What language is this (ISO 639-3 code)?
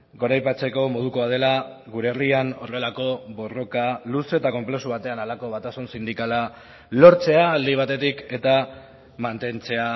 eus